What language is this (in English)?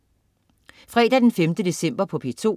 Danish